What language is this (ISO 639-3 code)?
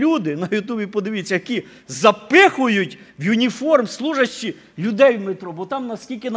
ukr